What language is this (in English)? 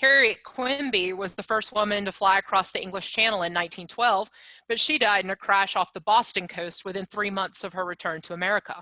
English